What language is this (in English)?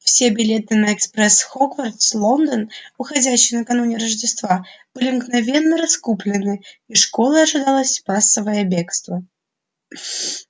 Russian